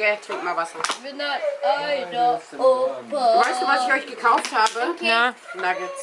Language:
German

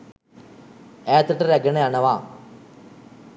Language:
Sinhala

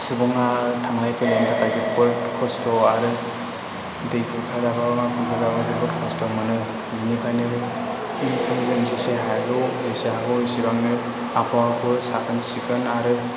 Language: Bodo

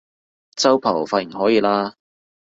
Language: Cantonese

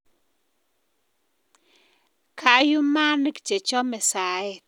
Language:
Kalenjin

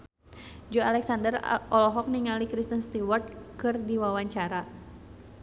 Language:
Sundanese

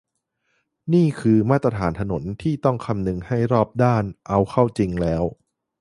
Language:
Thai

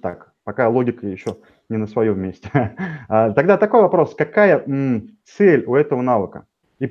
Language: Russian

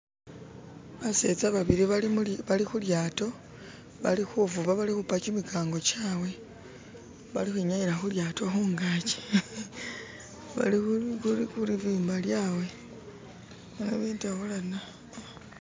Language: Masaaba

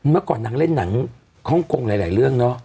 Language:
Thai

